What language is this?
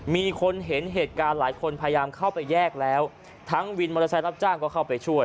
Thai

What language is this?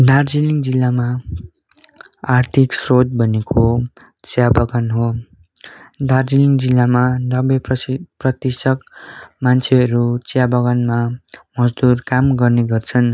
Nepali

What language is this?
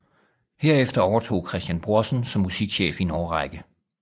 Danish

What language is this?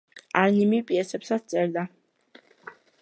Georgian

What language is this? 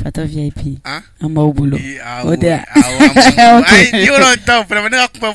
French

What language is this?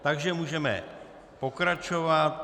Czech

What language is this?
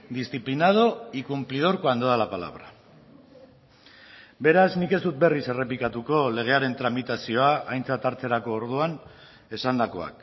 Basque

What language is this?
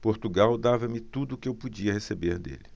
Portuguese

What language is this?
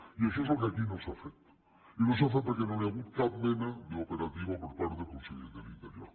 Catalan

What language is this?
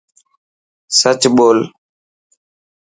Dhatki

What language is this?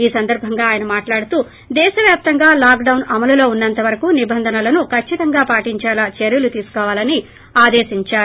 Telugu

